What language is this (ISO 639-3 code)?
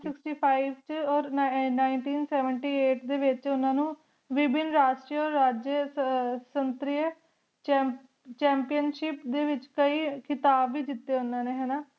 pan